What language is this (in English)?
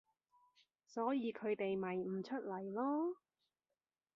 Cantonese